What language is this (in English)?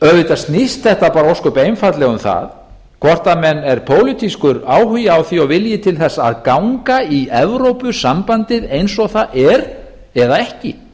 Icelandic